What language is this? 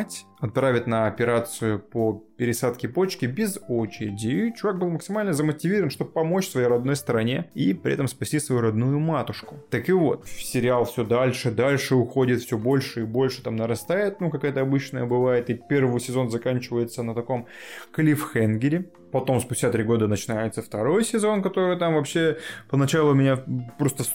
Russian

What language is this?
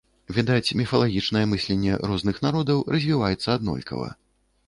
Belarusian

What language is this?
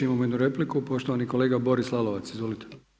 Croatian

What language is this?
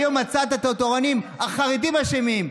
Hebrew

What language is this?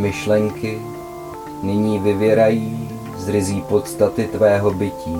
Czech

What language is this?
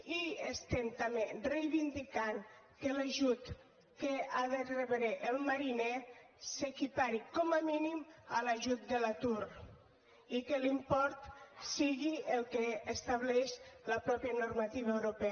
Catalan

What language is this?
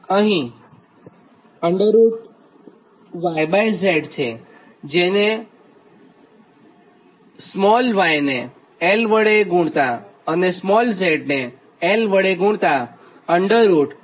Gujarati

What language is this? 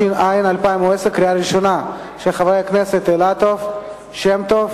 Hebrew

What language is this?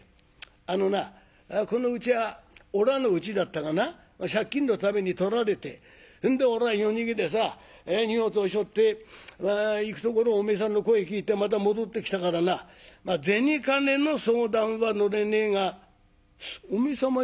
Japanese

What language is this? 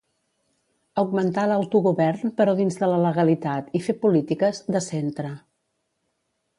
Catalan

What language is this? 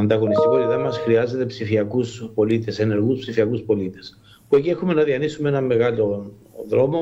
Greek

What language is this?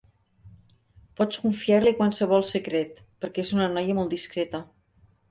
Catalan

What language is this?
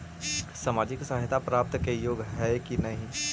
Magahi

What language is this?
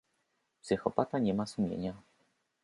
Polish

